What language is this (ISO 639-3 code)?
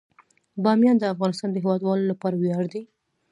pus